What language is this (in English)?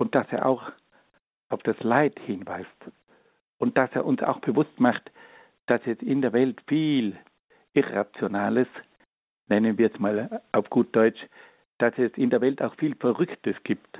German